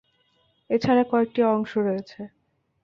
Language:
Bangla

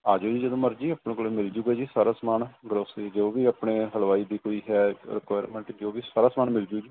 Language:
Punjabi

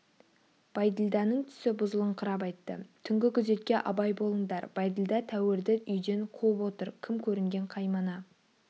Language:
Kazakh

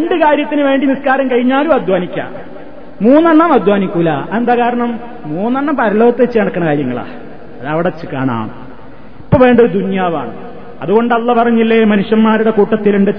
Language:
Malayalam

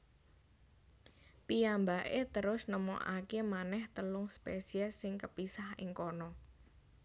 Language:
Javanese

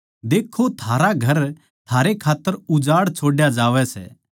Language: Haryanvi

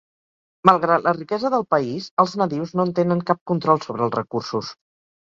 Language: Catalan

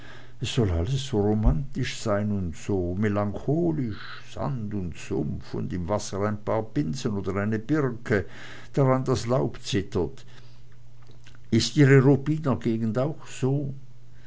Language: German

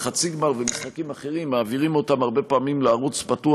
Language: Hebrew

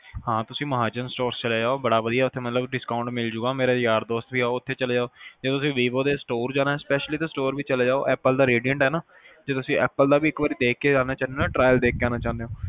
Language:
Punjabi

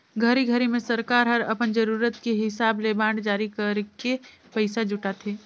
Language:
Chhattisgarhi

